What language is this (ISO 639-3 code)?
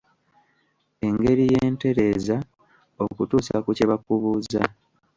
lug